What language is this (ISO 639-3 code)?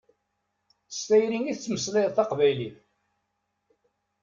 kab